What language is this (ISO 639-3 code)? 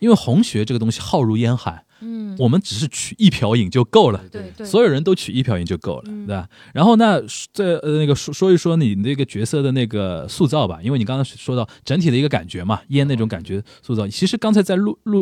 zho